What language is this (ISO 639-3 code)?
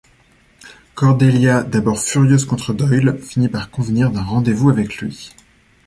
fra